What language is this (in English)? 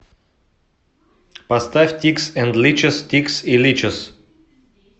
Russian